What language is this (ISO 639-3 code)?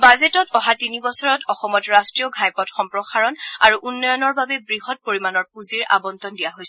asm